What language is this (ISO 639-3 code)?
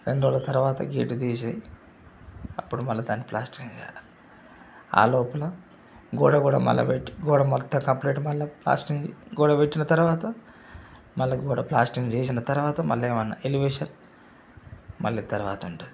tel